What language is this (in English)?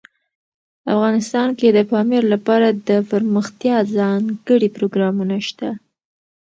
Pashto